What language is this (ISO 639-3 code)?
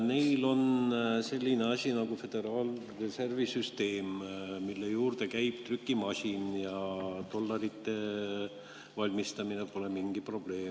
est